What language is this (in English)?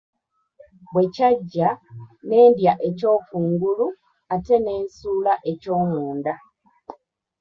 Ganda